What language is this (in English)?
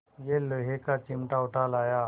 Hindi